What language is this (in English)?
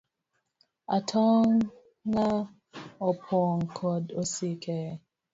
Luo (Kenya and Tanzania)